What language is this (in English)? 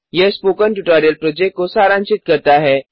Hindi